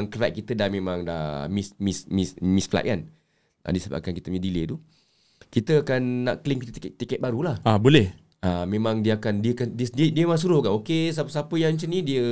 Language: Malay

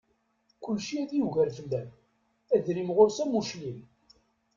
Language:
Kabyle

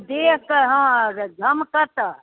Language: Maithili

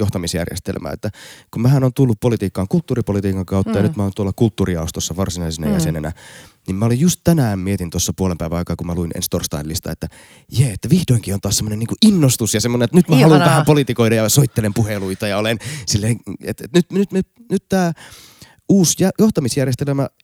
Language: Finnish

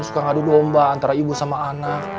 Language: Indonesian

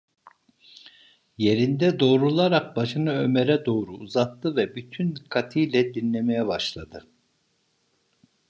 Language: Turkish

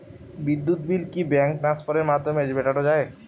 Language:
Bangla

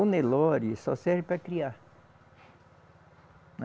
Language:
Portuguese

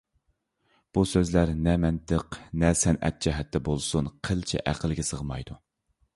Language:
Uyghur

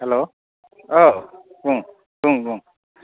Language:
Bodo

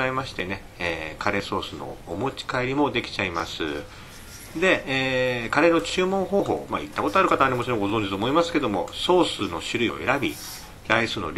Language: Japanese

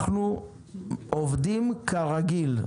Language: Hebrew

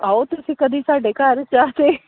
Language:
Punjabi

